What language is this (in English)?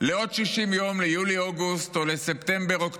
Hebrew